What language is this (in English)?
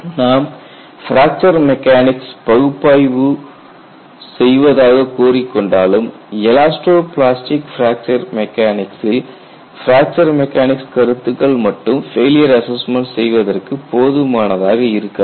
Tamil